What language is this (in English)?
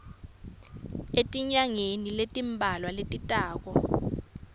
Swati